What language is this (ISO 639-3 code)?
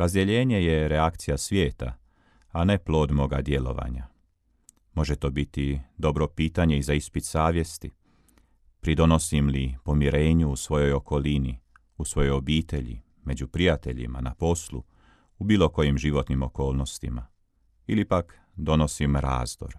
hrv